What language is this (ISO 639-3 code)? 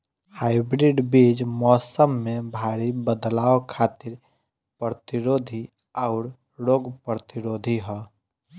bho